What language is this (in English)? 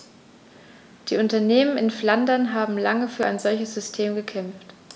German